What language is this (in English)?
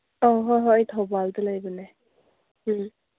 Manipuri